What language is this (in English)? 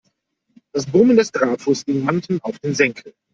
German